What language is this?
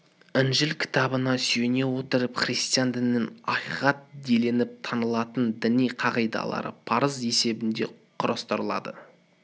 Kazakh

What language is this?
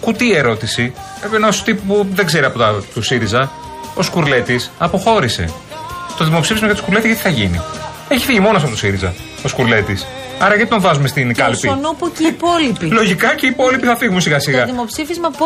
Greek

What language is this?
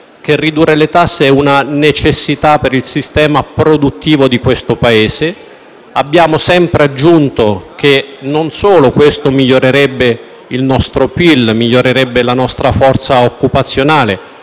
Italian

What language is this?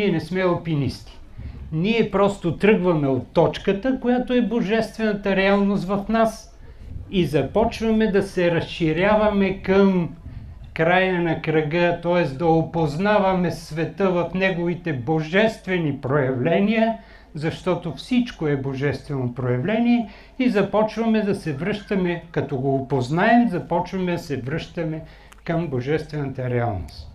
Bulgarian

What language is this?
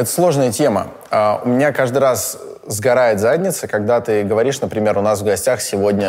Russian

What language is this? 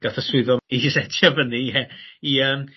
Welsh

